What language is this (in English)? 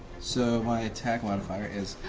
English